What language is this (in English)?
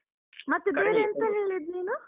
Kannada